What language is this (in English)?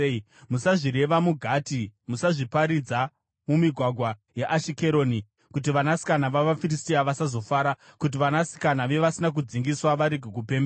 Shona